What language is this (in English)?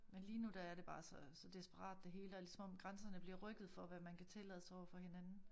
Danish